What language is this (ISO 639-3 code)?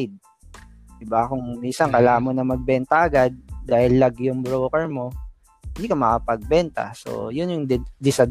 fil